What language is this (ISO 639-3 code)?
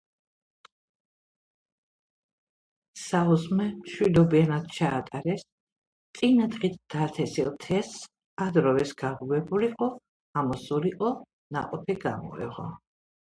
kat